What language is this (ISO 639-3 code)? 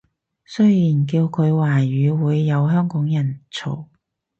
yue